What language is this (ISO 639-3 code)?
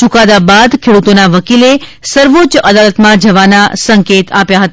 guj